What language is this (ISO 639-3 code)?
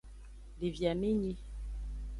ajg